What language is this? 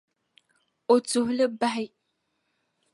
Dagbani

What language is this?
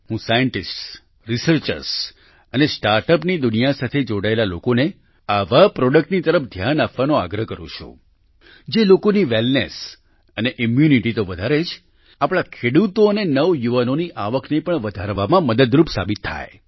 Gujarati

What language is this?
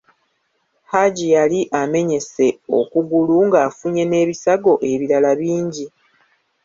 Ganda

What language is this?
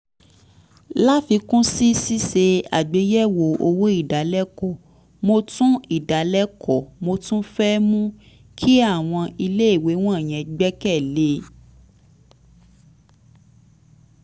Yoruba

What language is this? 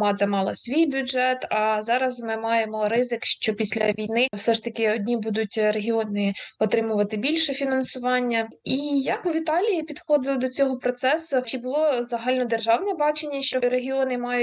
Ukrainian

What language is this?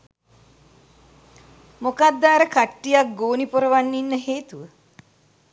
Sinhala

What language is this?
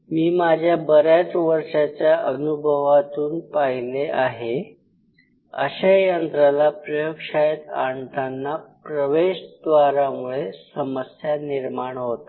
Marathi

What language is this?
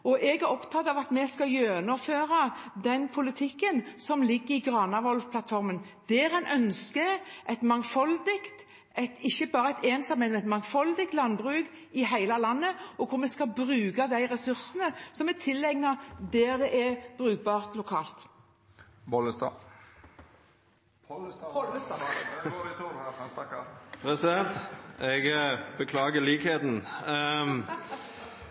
Norwegian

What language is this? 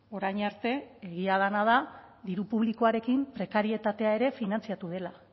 Basque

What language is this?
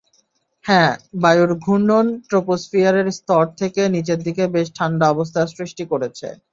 Bangla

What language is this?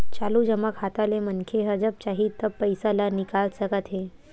Chhattisgarhi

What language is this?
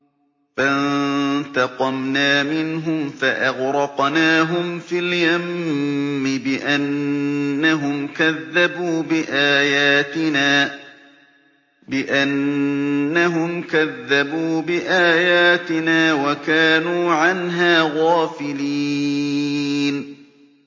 Arabic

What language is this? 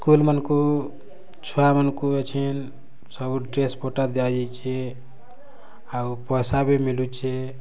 Odia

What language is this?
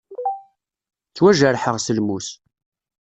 Kabyle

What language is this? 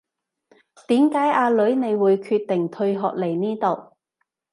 Cantonese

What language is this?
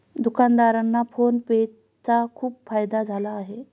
Marathi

